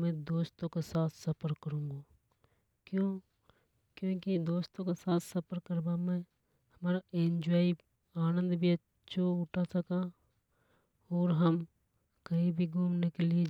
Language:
Hadothi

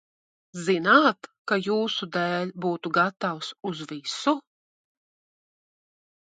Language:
Latvian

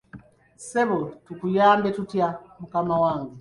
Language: Ganda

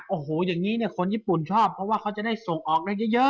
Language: Thai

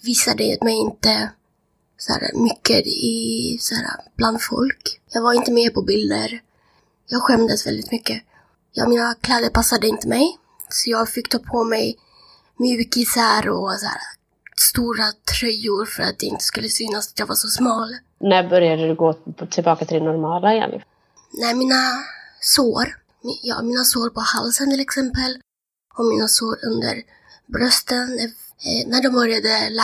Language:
Swedish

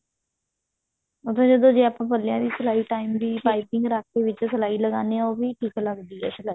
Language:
Punjabi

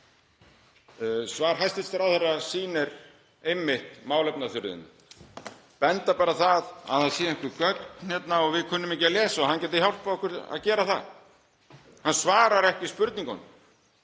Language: Icelandic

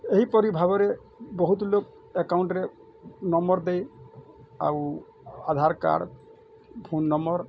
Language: Odia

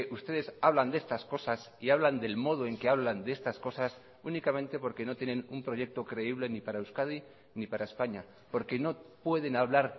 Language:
Spanish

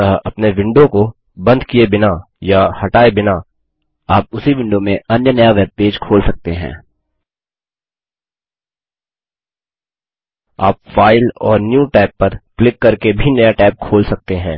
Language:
Hindi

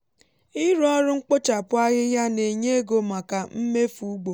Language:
Igbo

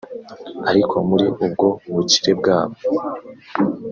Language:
Kinyarwanda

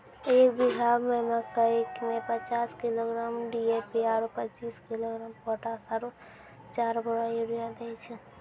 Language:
Maithili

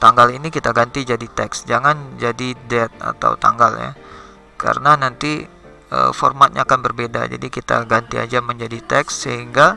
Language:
Indonesian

